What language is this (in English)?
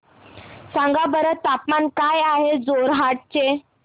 Marathi